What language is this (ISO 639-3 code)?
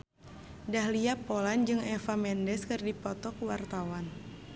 sun